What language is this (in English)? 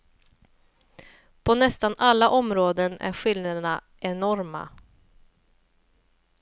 Swedish